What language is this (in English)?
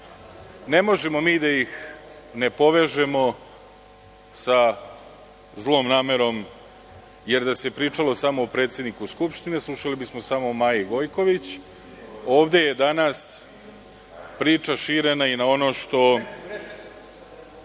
Serbian